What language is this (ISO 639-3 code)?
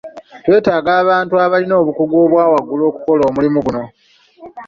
lug